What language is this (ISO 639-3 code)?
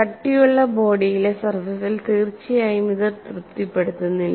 mal